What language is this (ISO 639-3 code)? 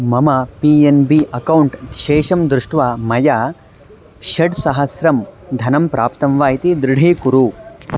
san